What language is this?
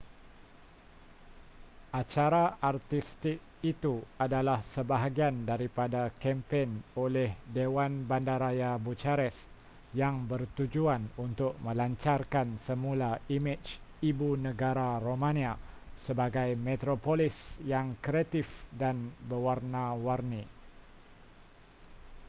Malay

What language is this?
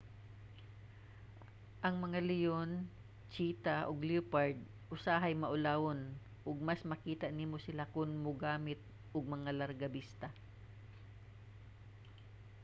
Cebuano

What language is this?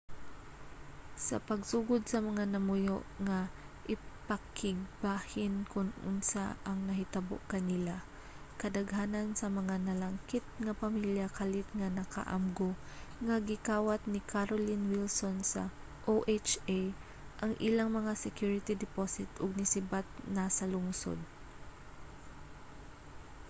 Cebuano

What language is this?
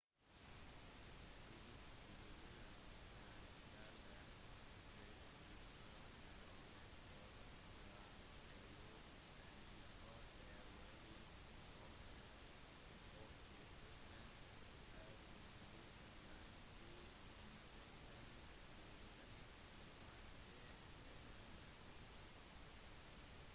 Norwegian Bokmål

